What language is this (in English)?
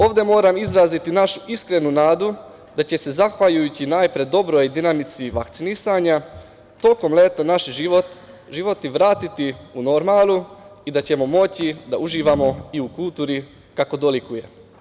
Serbian